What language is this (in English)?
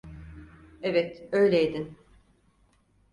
Turkish